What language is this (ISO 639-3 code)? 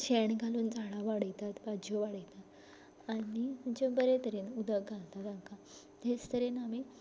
kok